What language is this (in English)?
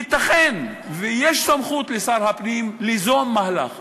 Hebrew